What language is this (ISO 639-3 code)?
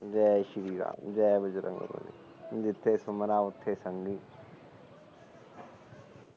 pan